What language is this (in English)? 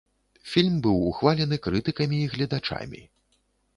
Belarusian